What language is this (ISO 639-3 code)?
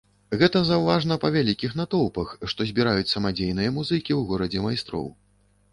bel